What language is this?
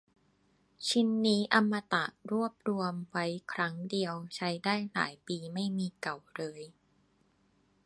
Thai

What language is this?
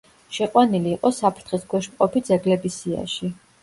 Georgian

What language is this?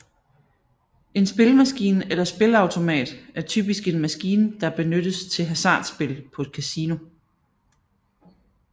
Danish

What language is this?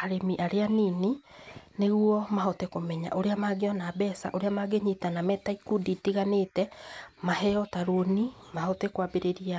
Kikuyu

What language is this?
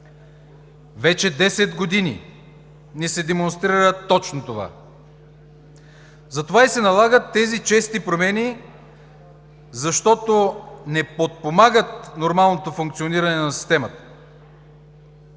Bulgarian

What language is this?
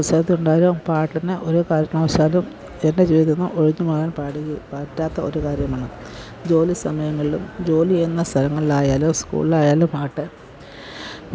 Malayalam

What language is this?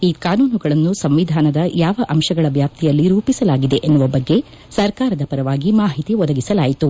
Kannada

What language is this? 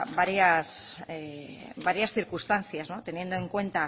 Spanish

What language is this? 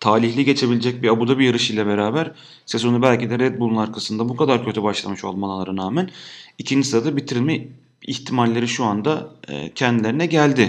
Turkish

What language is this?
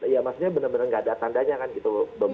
Indonesian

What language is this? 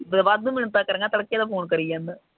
Punjabi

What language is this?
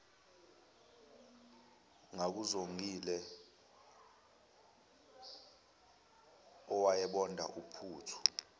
Zulu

